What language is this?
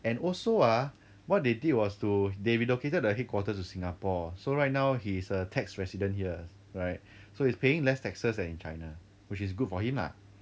English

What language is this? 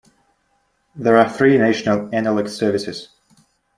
English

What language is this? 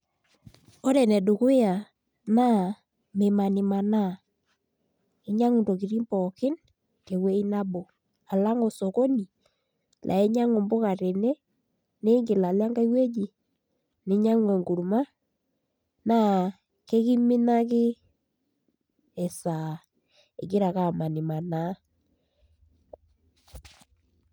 Masai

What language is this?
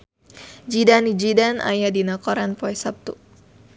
Sundanese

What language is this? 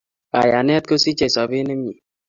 Kalenjin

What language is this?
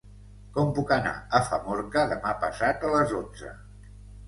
Catalan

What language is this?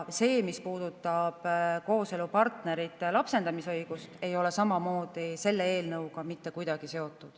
Estonian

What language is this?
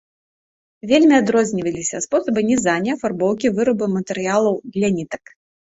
Belarusian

